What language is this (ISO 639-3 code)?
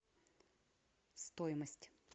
rus